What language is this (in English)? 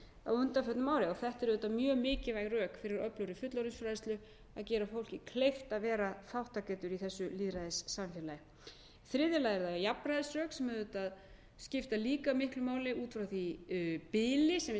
Icelandic